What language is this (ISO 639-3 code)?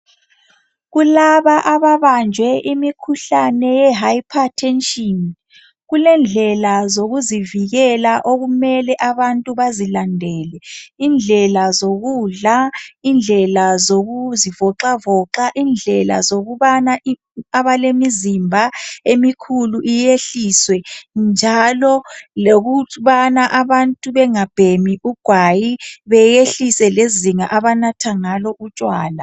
nde